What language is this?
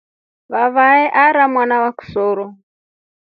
Rombo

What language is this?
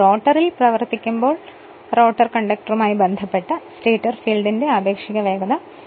Malayalam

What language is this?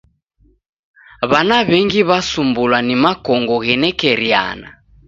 Taita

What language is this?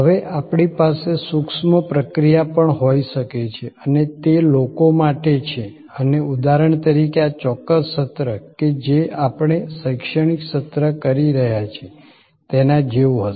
Gujarati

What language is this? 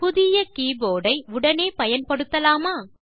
Tamil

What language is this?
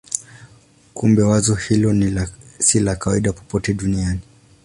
Swahili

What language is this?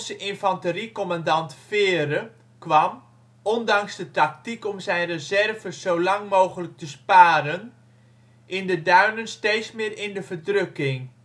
Dutch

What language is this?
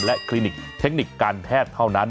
Thai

